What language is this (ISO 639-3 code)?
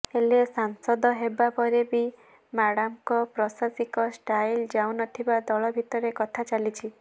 ori